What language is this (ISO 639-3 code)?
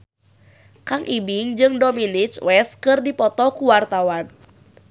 sun